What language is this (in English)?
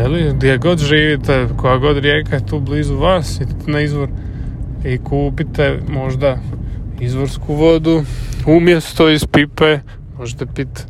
Croatian